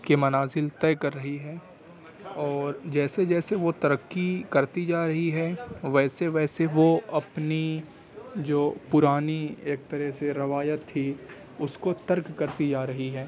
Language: Urdu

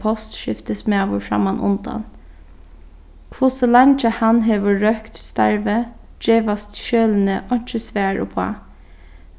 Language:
Faroese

